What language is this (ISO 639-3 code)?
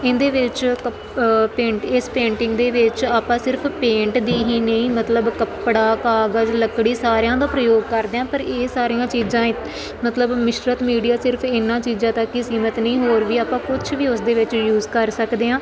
pan